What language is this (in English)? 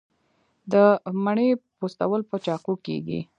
Pashto